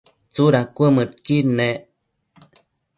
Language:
Matsés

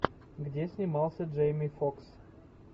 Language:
Russian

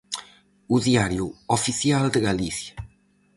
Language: Galician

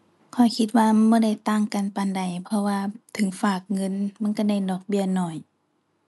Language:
Thai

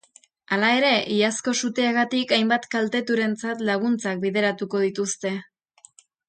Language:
Basque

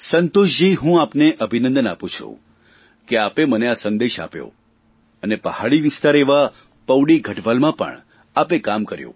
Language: Gujarati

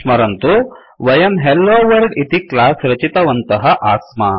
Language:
Sanskrit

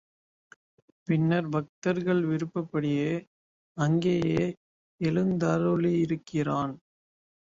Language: Tamil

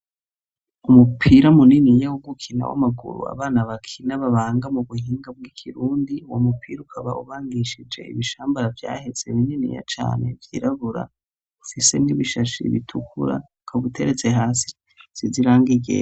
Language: Rundi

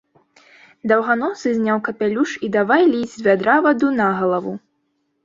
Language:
Belarusian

